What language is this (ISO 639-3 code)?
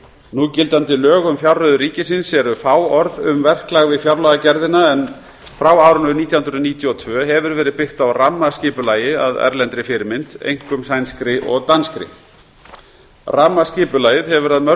isl